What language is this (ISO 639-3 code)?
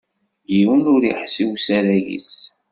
kab